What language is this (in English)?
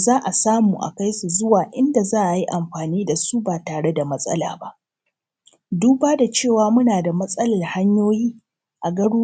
Hausa